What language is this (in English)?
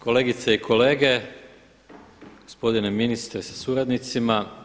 Croatian